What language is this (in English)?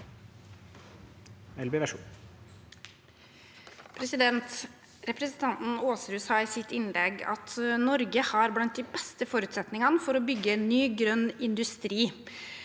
Norwegian